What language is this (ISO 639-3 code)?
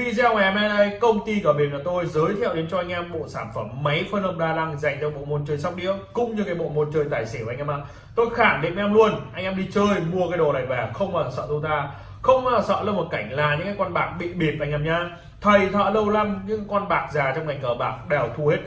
vie